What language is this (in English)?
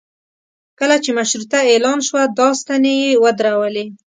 Pashto